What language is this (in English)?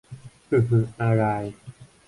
Thai